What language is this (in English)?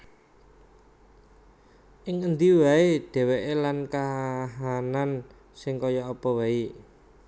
Javanese